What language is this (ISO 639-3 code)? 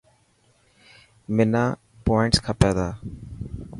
mki